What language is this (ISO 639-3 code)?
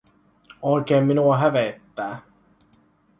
fin